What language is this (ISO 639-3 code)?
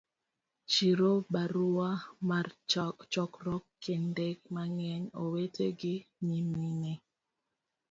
luo